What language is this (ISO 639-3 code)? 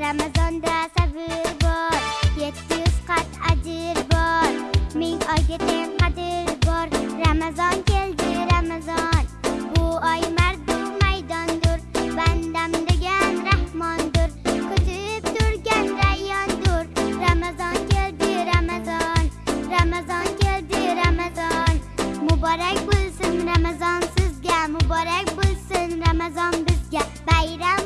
uzb